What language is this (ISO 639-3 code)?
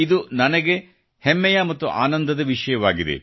kan